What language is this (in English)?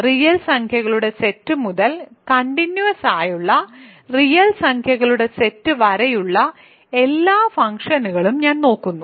Malayalam